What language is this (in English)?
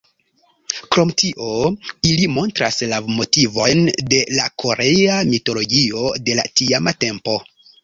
Esperanto